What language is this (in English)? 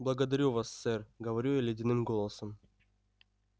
Russian